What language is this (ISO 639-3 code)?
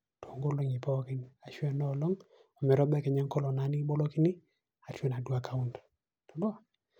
mas